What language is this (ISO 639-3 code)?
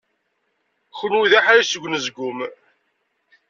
kab